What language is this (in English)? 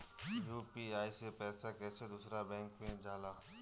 Bhojpuri